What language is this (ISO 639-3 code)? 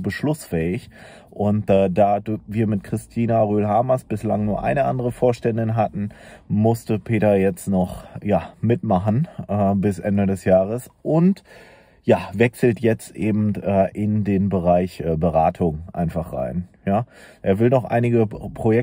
deu